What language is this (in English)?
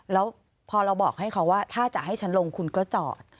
Thai